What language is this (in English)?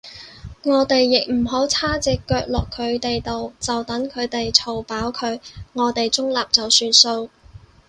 Cantonese